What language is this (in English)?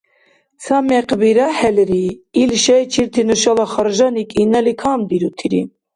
Dargwa